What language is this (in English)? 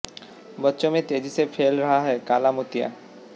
Hindi